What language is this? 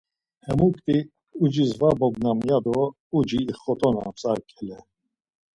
Laz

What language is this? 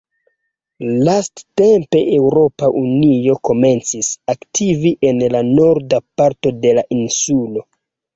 Esperanto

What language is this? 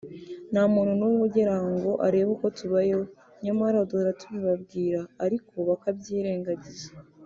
Kinyarwanda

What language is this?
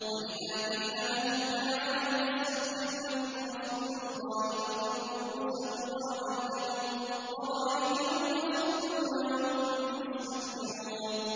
Arabic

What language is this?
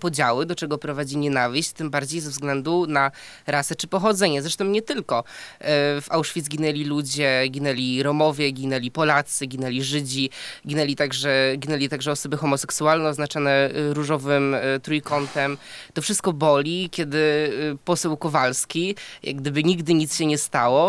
Polish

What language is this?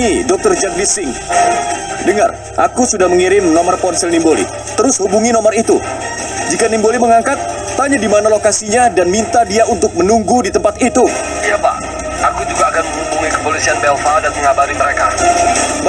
Indonesian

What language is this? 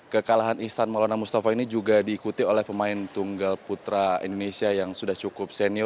Indonesian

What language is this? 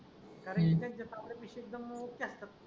Marathi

